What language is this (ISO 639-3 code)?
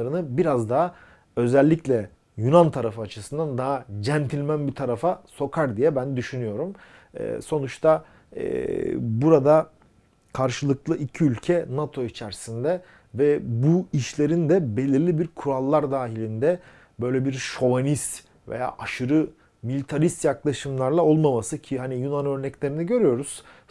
tur